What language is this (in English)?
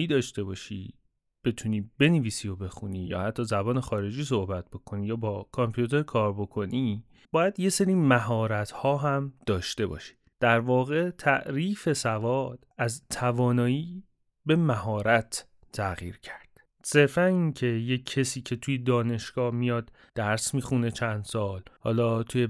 Persian